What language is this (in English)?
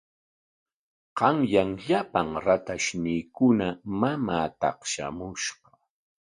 Corongo Ancash Quechua